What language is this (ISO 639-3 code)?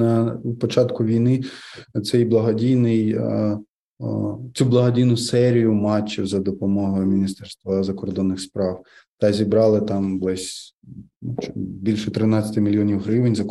ukr